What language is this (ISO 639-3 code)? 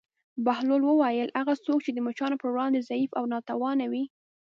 pus